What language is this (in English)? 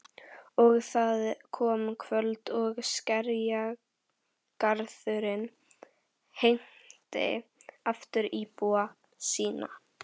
Icelandic